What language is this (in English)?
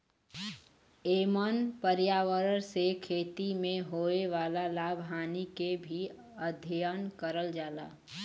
Bhojpuri